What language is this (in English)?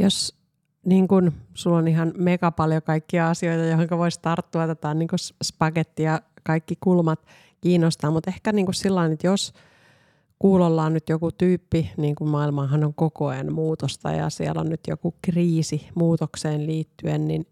Finnish